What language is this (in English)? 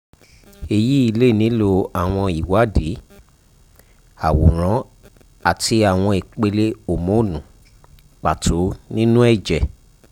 Yoruba